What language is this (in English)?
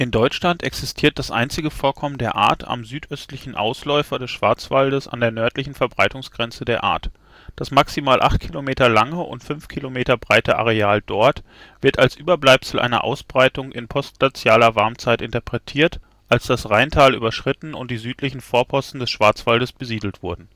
German